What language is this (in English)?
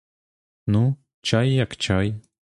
Ukrainian